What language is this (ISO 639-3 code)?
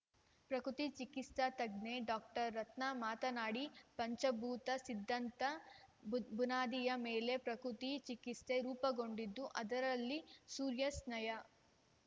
kan